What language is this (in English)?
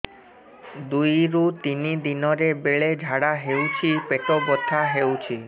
Odia